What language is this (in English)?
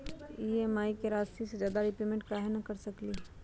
Magahi